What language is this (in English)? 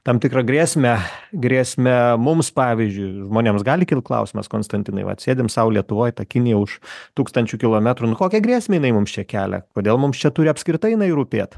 Lithuanian